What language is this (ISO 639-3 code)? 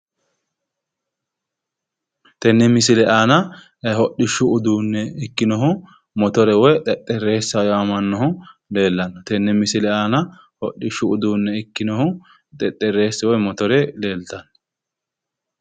sid